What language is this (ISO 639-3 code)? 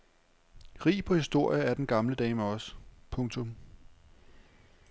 dan